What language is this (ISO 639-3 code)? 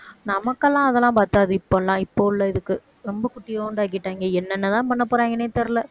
tam